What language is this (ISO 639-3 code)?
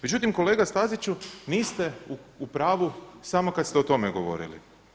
hrv